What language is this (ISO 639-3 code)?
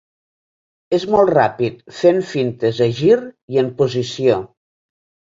cat